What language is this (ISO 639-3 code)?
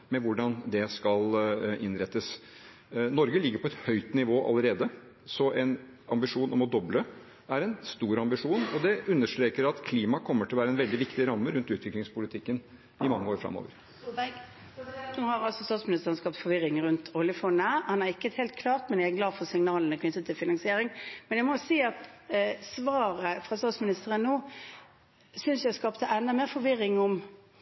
nor